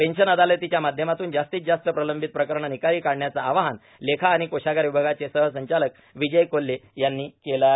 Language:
Marathi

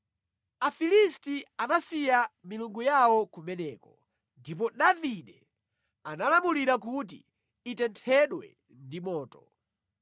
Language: Nyanja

